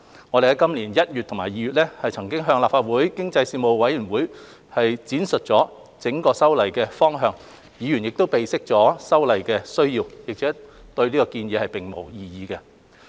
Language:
Cantonese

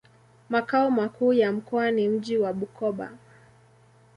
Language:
Swahili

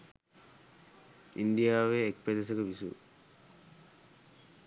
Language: Sinhala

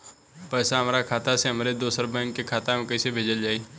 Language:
Bhojpuri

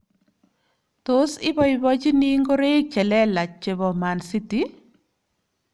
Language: Kalenjin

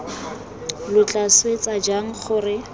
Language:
Tswana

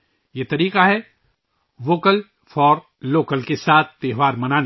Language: Urdu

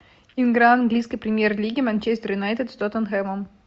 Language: Russian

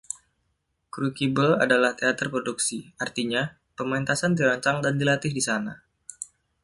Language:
Indonesian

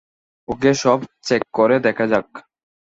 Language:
Bangla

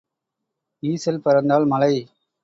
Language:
Tamil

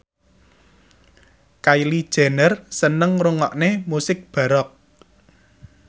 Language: Javanese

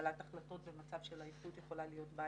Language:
Hebrew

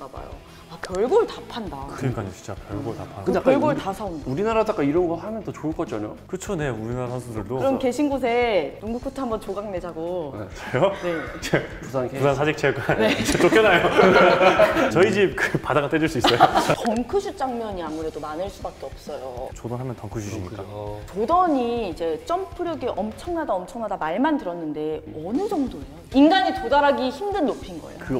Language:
Korean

